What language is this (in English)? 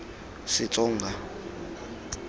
Tswana